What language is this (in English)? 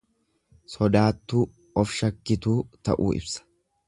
Oromo